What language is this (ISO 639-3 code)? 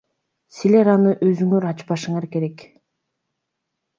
kir